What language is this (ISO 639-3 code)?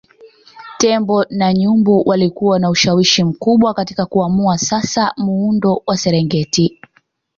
swa